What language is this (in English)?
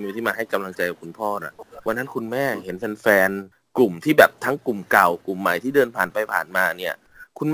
Thai